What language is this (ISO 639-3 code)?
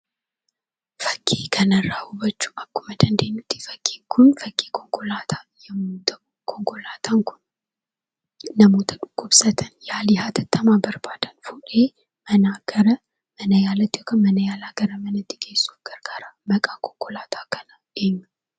orm